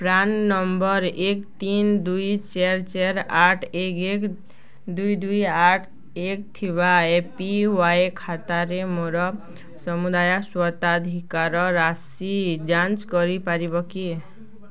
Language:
Odia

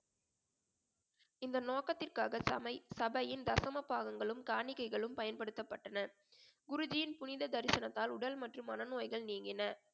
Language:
Tamil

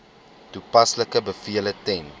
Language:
Afrikaans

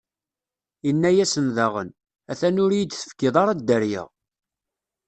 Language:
Kabyle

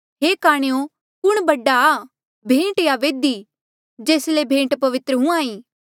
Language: Mandeali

